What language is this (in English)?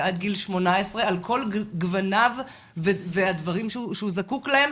Hebrew